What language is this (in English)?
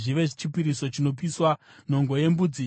Shona